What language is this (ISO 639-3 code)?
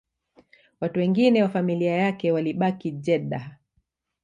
swa